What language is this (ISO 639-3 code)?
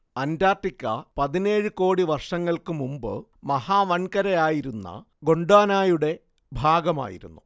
mal